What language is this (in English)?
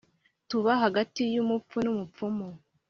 Kinyarwanda